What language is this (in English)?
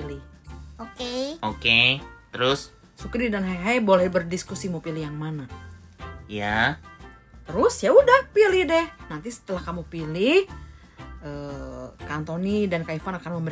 Indonesian